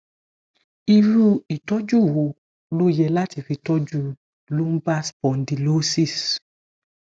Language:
Yoruba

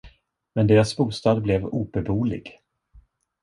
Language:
Swedish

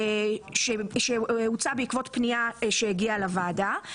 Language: Hebrew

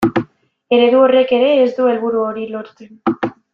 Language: Basque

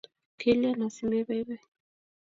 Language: Kalenjin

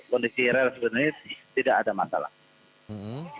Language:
Indonesian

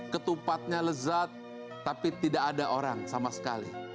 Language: Indonesian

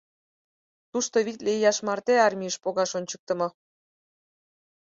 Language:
Mari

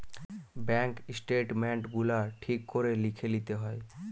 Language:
Bangla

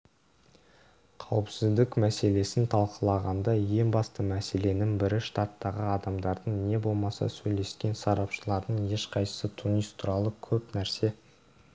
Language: Kazakh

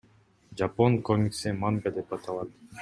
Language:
Kyrgyz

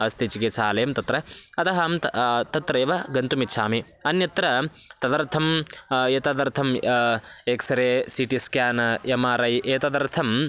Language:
Sanskrit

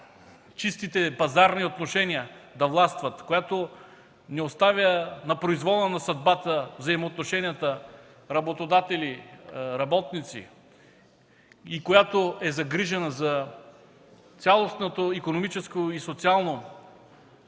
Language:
Bulgarian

